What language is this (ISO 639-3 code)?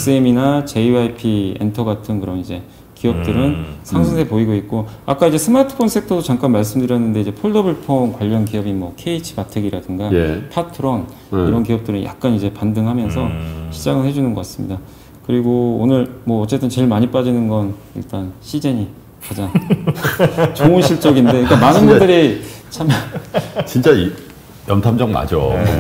kor